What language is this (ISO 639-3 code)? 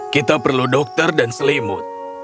ind